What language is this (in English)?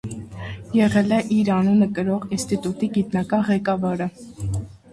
Armenian